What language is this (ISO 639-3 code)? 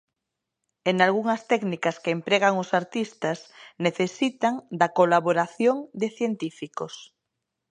glg